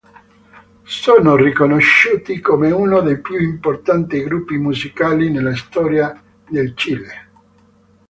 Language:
Italian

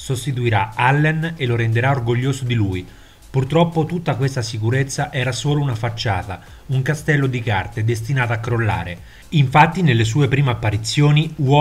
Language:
Italian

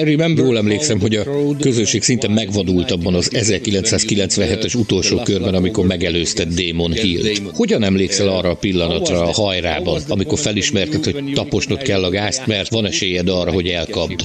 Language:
Hungarian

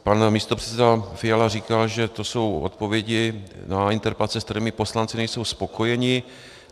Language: Czech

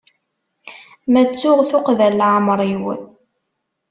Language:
Kabyle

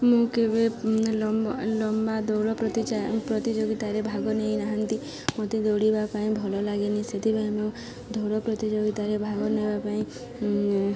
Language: Odia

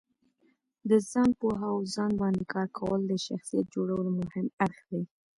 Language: Pashto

